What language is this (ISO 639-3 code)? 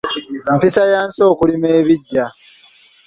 lug